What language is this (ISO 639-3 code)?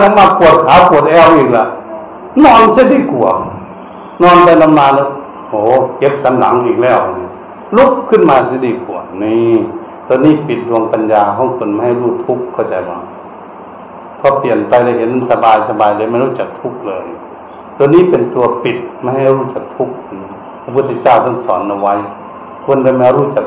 tha